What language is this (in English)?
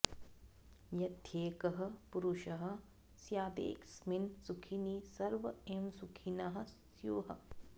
Sanskrit